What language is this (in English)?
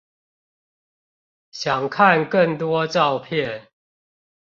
Chinese